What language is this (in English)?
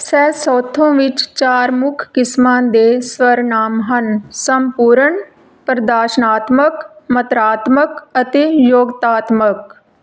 Punjabi